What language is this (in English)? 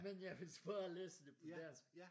Danish